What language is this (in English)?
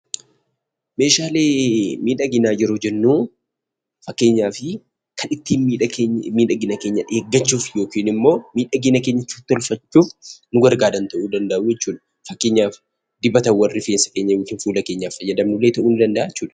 Oromo